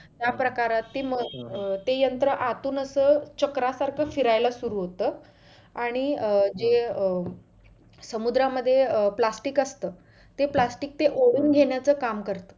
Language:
Marathi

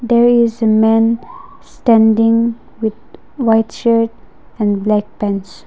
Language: English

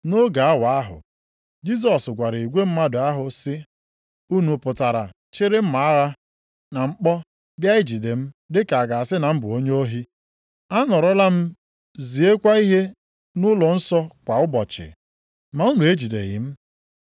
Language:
Igbo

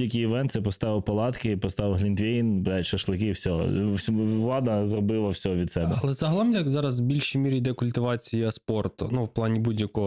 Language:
Ukrainian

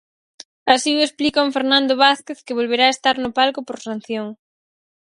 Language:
Galician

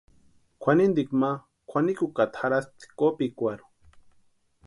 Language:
Western Highland Purepecha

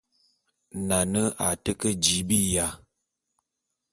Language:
Bulu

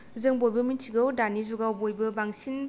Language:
Bodo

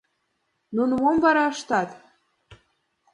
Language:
Mari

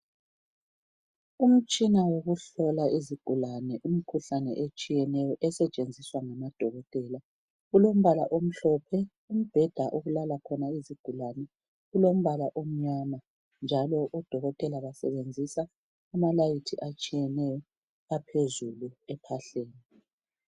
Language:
North Ndebele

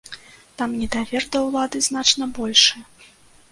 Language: Belarusian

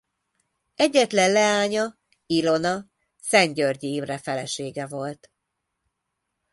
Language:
Hungarian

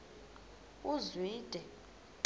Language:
Xhosa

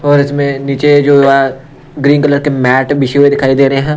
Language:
Hindi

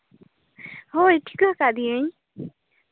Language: Santali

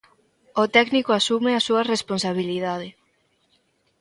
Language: Galician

